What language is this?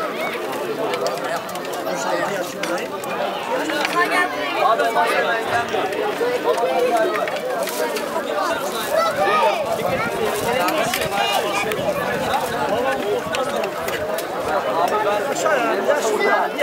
Turkish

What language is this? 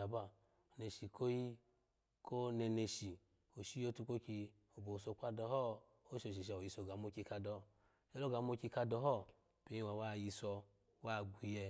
Alago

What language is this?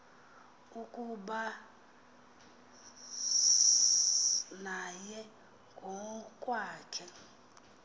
Xhosa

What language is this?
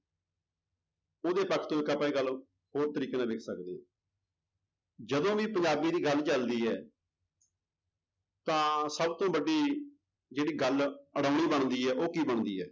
Punjabi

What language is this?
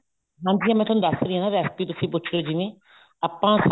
Punjabi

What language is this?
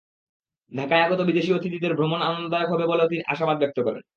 Bangla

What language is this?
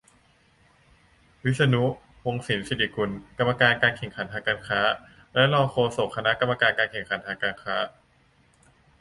Thai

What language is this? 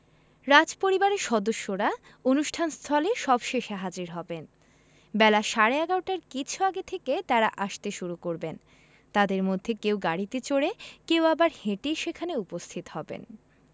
Bangla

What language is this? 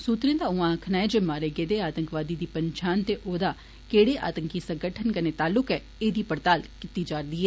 Dogri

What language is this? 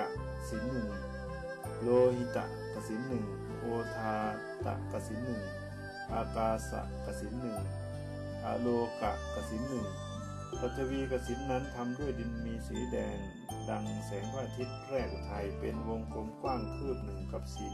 Thai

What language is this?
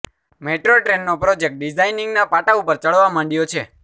Gujarati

